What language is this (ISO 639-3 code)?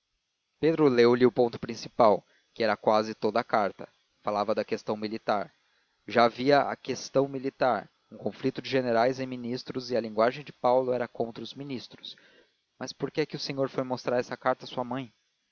por